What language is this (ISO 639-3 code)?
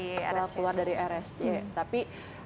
ind